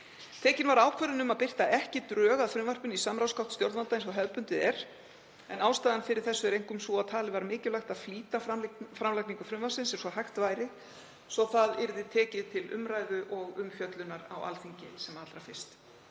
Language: Icelandic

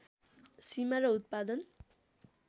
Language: Nepali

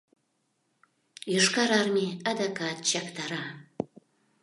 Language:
Mari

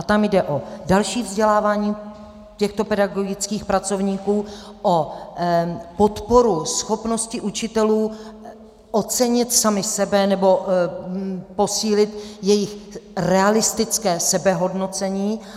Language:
Czech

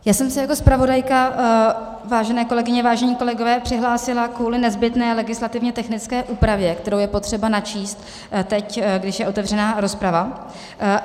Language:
Czech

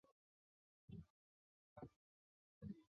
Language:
Chinese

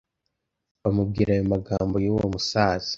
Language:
Kinyarwanda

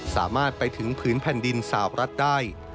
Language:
Thai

